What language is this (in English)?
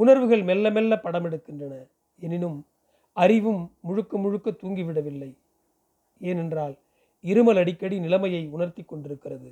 Tamil